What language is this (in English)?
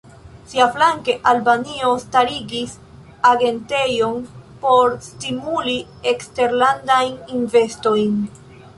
Esperanto